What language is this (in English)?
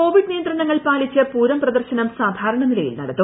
Malayalam